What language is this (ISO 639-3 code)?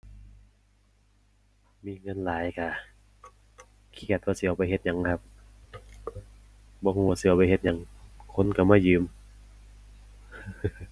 tha